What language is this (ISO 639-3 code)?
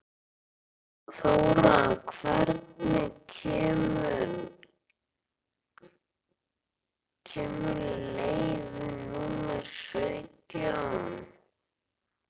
isl